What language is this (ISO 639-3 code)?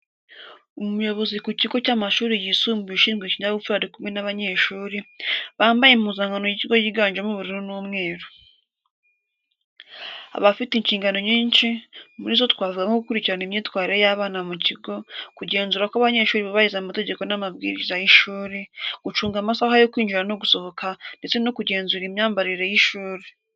kin